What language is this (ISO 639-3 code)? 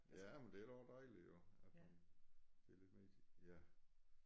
dan